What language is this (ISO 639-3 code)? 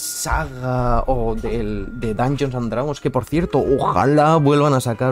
spa